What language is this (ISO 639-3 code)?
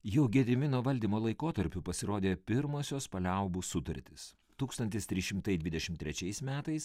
lit